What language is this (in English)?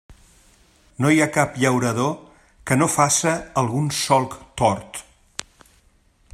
Catalan